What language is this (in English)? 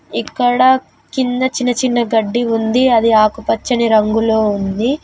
Telugu